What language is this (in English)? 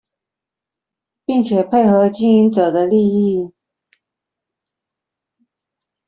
Chinese